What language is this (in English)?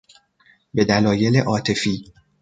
Persian